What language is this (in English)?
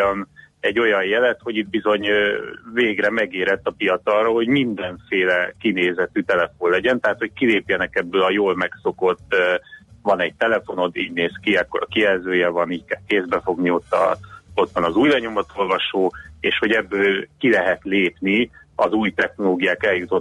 Hungarian